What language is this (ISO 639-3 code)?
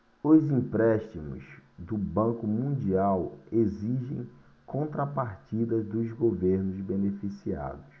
por